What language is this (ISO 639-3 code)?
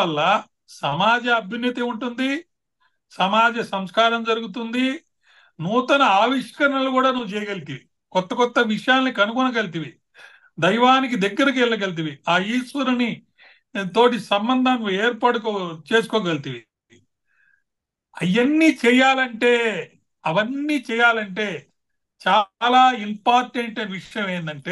tel